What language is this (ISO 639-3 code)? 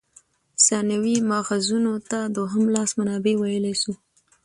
pus